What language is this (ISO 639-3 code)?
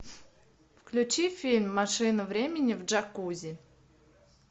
rus